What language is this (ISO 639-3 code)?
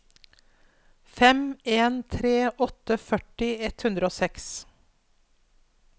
nor